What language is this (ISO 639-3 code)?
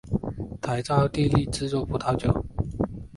zho